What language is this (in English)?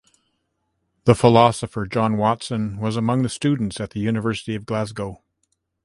English